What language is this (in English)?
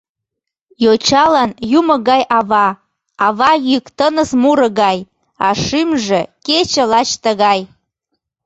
Mari